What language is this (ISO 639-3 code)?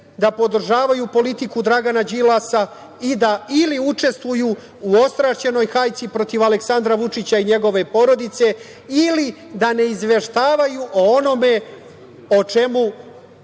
srp